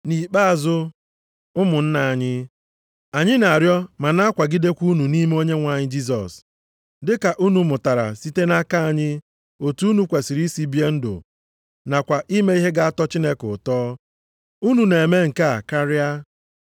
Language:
Igbo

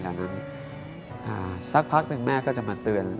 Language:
Thai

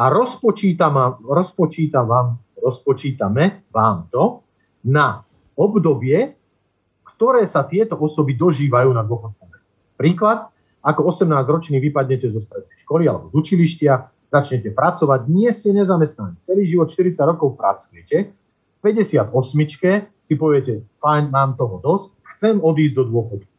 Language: Slovak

